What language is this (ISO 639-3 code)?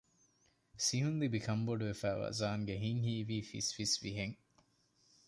div